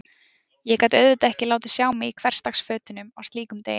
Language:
Icelandic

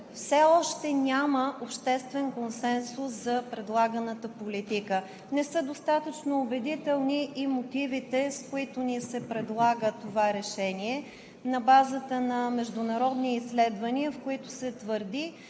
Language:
Bulgarian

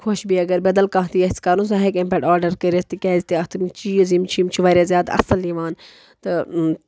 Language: Kashmiri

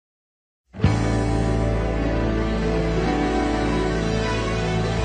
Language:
Malay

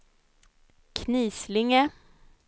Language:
Swedish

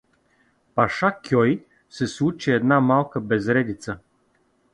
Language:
Bulgarian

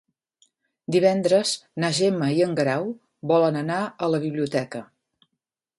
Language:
Catalan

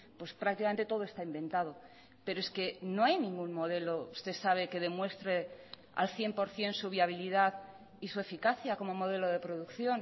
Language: Spanish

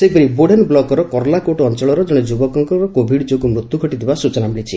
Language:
Odia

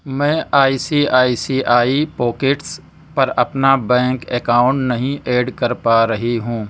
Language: Urdu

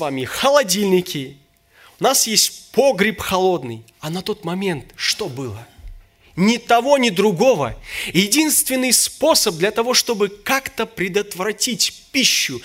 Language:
Russian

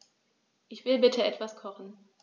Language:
German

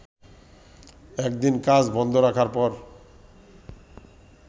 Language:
Bangla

